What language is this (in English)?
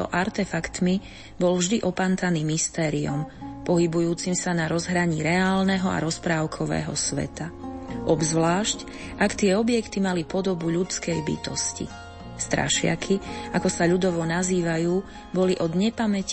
Slovak